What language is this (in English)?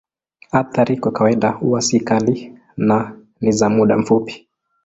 Swahili